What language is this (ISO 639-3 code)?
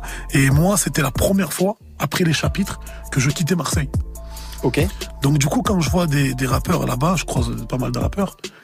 fra